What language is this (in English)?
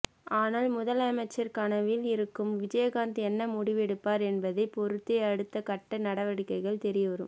Tamil